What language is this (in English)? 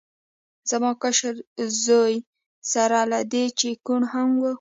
Pashto